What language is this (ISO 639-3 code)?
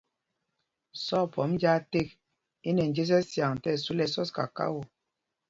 mgg